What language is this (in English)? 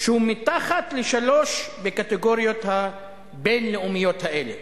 Hebrew